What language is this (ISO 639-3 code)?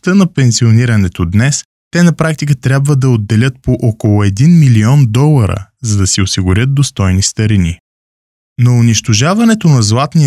bul